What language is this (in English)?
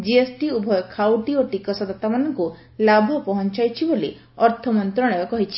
Odia